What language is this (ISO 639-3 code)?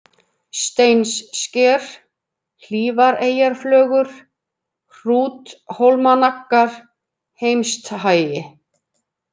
isl